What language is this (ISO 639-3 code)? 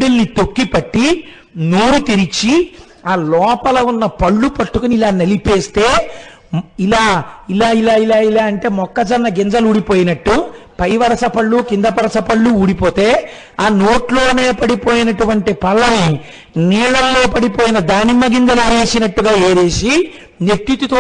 tel